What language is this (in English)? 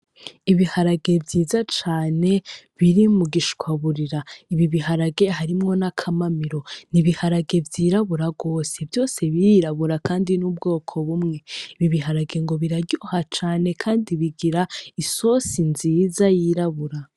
Rundi